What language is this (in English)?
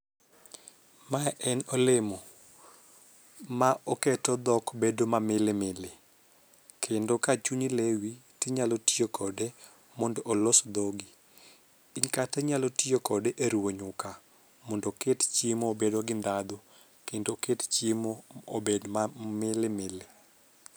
Luo (Kenya and Tanzania)